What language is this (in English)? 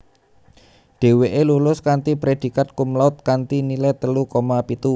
Javanese